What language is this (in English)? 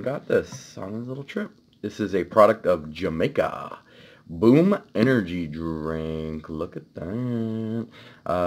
English